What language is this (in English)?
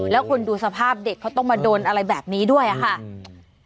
Thai